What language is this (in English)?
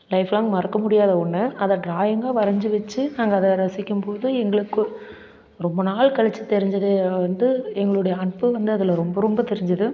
Tamil